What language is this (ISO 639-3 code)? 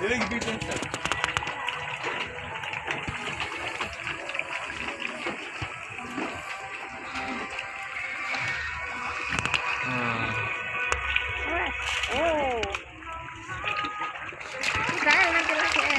tur